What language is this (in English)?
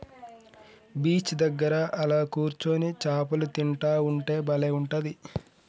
Telugu